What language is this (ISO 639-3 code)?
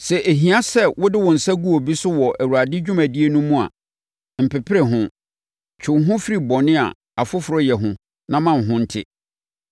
aka